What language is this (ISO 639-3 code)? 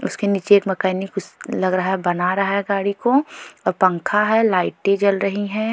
hin